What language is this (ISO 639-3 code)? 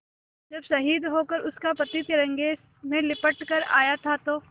hin